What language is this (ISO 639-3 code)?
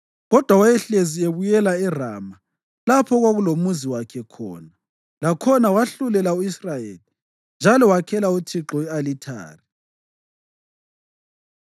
nde